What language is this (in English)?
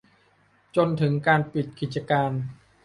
Thai